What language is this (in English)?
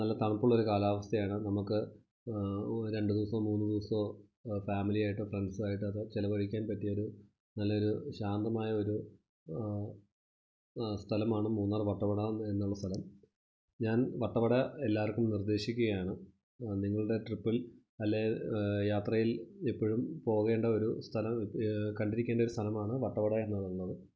Malayalam